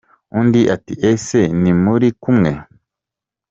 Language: Kinyarwanda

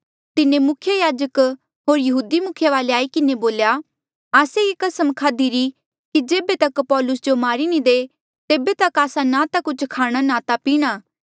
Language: Mandeali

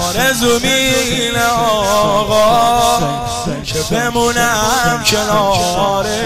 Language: Persian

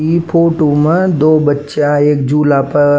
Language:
Rajasthani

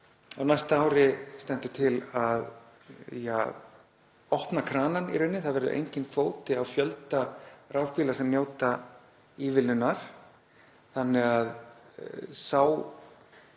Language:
Icelandic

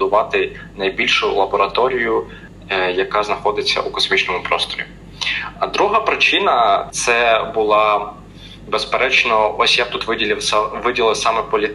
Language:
Ukrainian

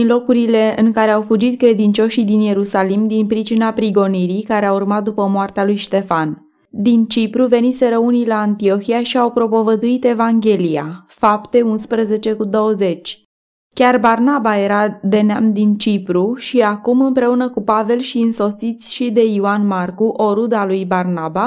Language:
Romanian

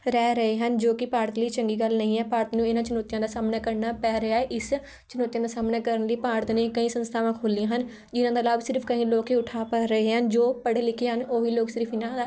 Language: Punjabi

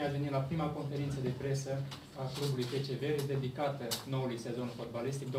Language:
Romanian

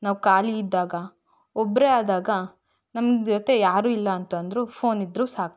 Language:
Kannada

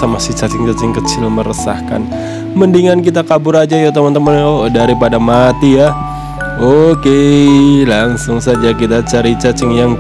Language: Indonesian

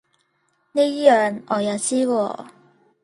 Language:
Cantonese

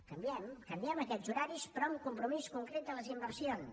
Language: Catalan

